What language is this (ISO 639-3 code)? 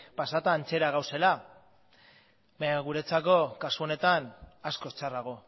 eus